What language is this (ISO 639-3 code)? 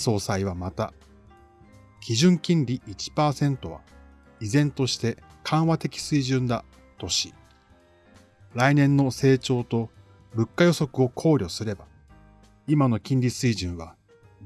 jpn